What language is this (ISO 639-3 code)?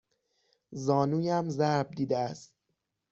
fas